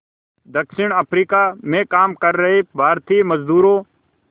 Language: Hindi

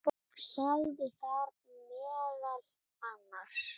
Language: Icelandic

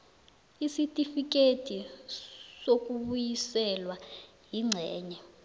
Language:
South Ndebele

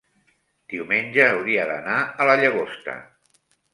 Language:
Catalan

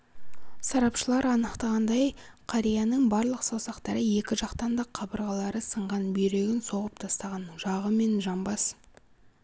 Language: Kazakh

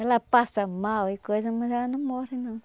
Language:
Portuguese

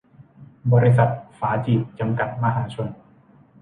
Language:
Thai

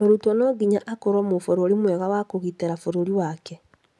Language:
Kikuyu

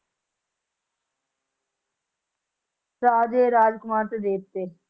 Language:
Punjabi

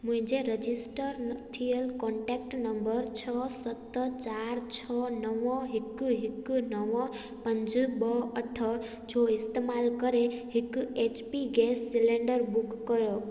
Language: Sindhi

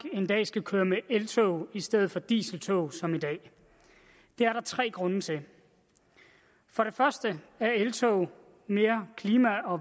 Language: Danish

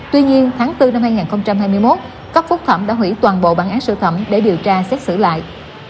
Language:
Vietnamese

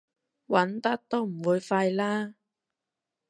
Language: Cantonese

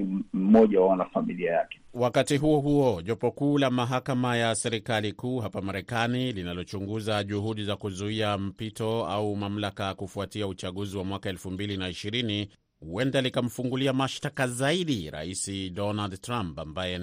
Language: Swahili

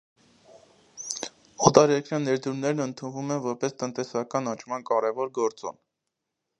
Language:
Armenian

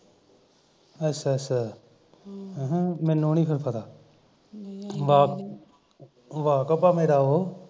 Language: Punjabi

